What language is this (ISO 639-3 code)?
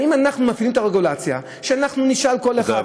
heb